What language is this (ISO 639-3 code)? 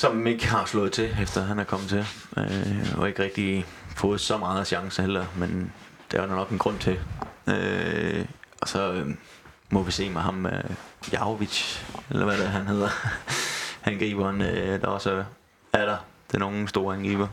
dan